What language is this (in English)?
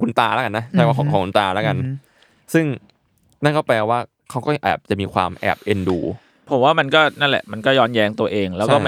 Thai